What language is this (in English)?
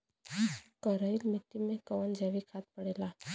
Bhojpuri